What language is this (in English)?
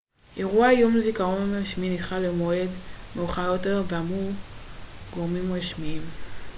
Hebrew